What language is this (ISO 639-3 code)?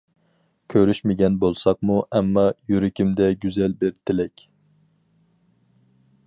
uig